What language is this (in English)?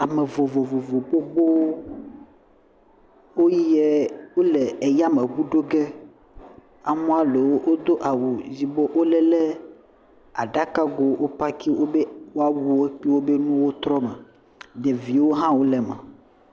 Ewe